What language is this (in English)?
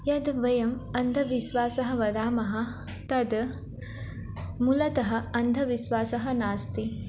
Sanskrit